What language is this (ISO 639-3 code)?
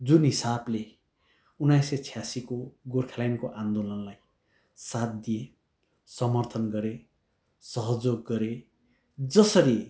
nep